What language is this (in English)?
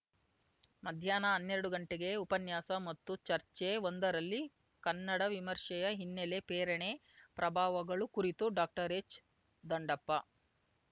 Kannada